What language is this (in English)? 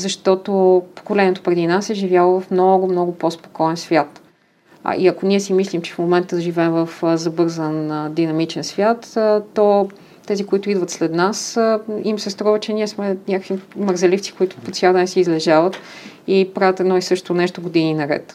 Bulgarian